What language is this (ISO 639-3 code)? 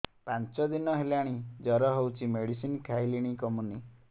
ori